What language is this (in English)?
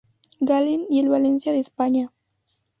Spanish